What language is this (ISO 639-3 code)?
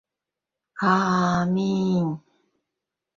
chm